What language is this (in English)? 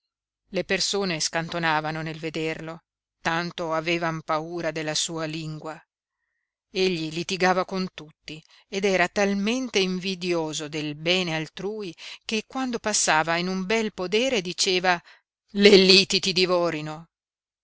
Italian